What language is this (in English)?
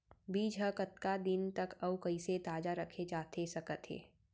Chhattisgarhi